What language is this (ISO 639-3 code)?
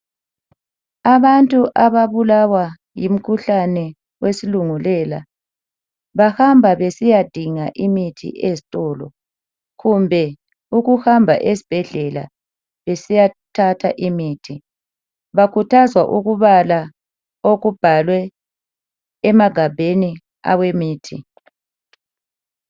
nde